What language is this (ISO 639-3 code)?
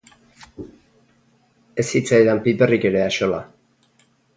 eus